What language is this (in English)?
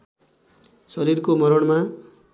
Nepali